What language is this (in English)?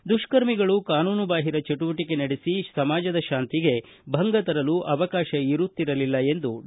Kannada